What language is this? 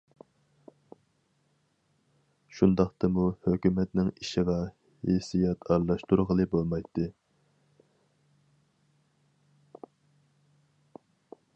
Uyghur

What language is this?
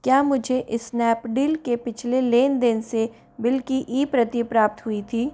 Hindi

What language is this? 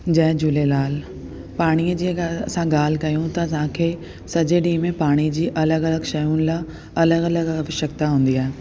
Sindhi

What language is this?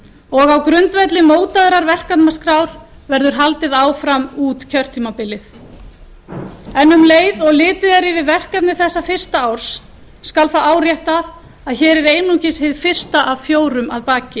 Icelandic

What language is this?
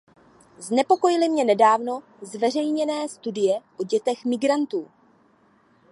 Czech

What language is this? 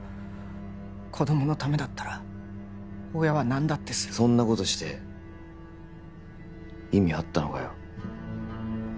Japanese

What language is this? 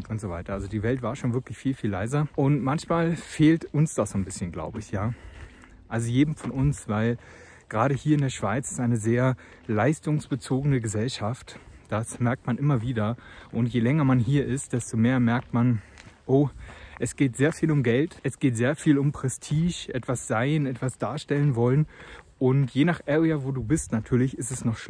German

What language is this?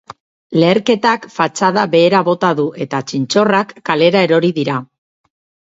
Basque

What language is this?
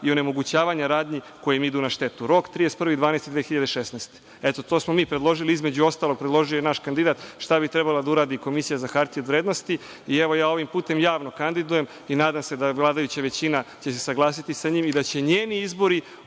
Serbian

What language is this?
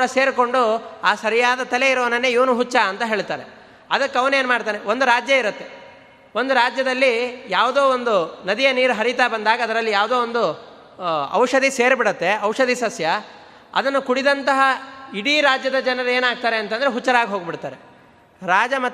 Kannada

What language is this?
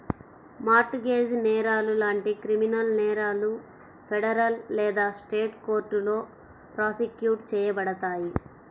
Telugu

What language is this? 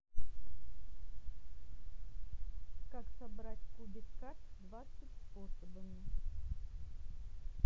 Russian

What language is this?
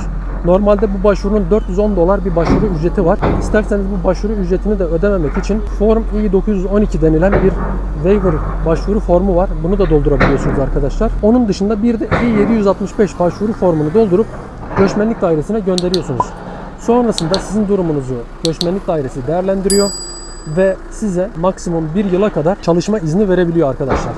Turkish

